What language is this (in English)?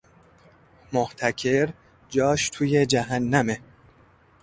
Persian